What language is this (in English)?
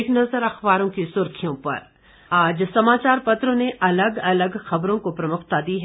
Hindi